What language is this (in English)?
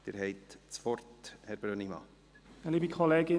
Swiss German